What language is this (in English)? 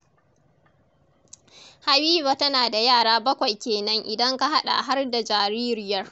Hausa